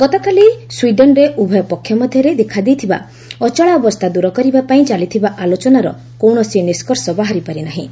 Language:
Odia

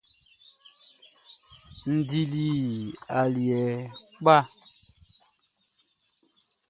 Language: Baoulé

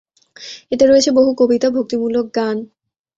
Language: Bangla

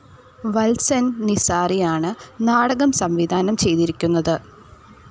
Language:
Malayalam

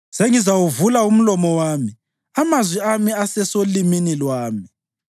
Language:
North Ndebele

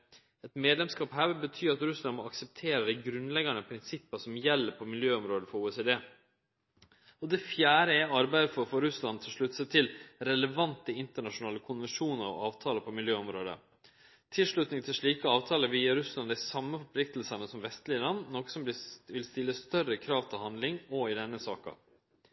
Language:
Norwegian Nynorsk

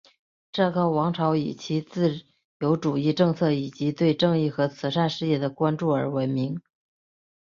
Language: Chinese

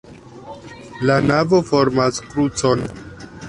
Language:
Esperanto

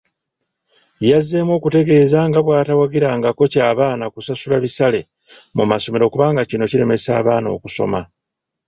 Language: Ganda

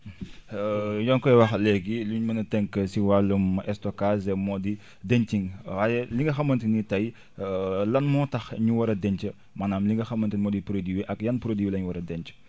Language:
Wolof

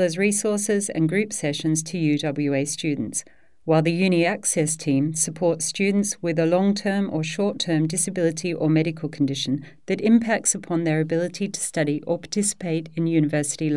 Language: English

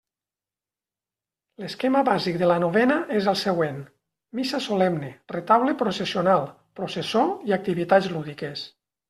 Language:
Catalan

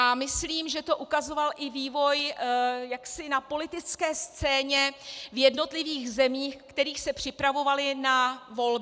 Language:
Czech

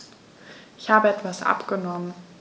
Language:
German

